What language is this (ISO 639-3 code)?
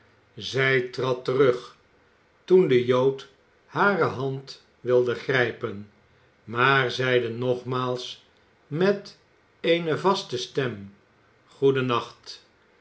nld